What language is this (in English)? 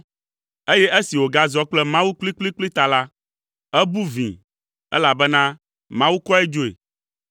Ewe